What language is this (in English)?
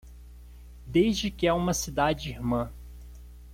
Portuguese